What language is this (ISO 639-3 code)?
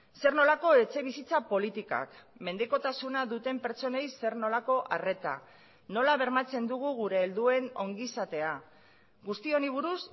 eus